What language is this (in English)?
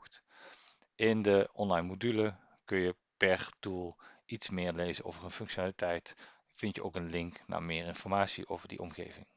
Dutch